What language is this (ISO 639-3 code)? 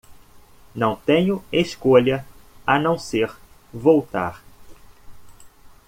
por